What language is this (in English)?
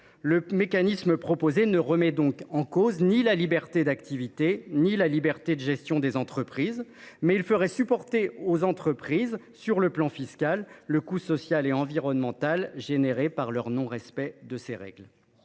French